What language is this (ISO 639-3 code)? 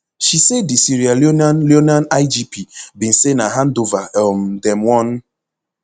pcm